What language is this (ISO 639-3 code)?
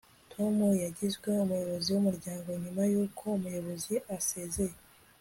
kin